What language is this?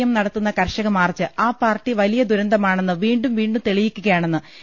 Malayalam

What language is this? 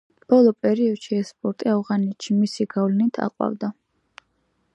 Georgian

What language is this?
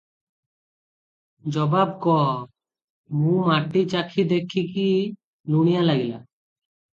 Odia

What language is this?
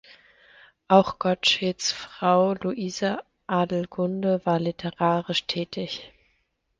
German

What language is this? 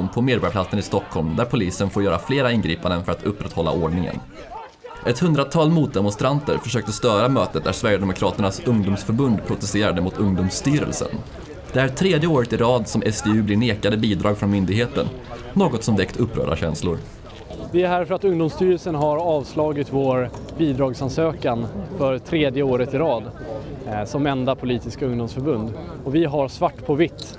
Swedish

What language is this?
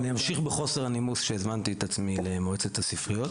Hebrew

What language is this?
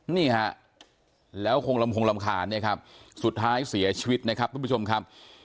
Thai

